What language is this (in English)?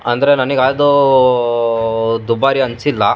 Kannada